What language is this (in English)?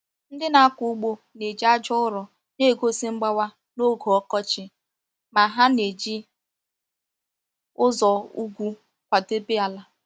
Igbo